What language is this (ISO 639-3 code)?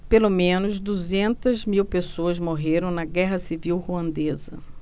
por